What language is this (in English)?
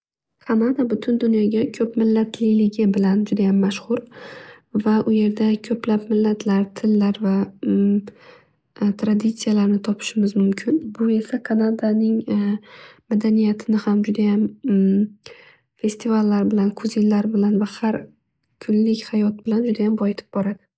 Uzbek